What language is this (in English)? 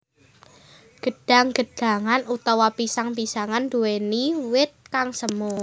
Javanese